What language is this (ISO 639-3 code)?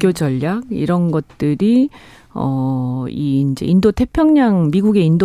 kor